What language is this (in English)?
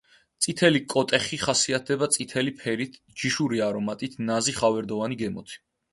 Georgian